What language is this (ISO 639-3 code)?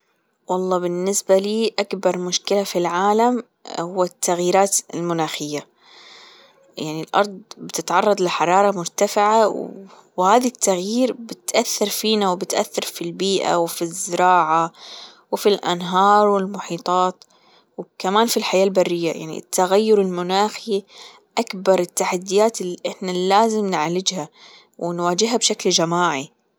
afb